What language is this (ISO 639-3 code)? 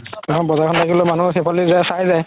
asm